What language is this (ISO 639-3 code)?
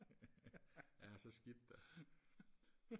dan